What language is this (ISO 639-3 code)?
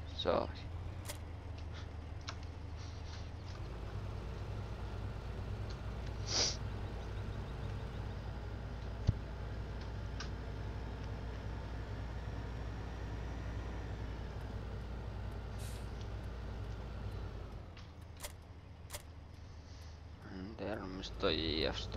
fin